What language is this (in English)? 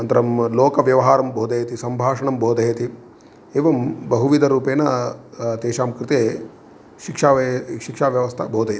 Sanskrit